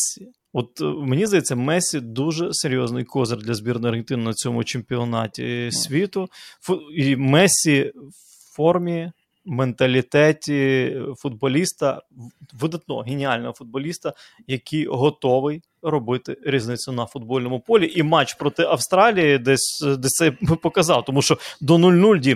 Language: Ukrainian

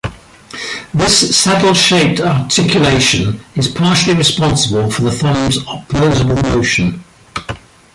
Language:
English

